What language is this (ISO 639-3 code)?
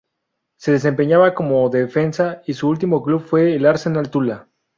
spa